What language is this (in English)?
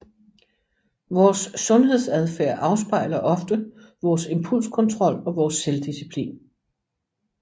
Danish